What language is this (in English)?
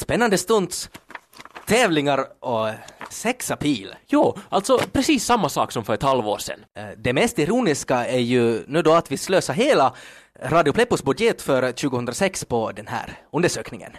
Swedish